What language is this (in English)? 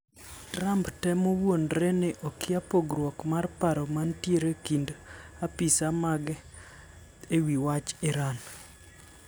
Luo (Kenya and Tanzania)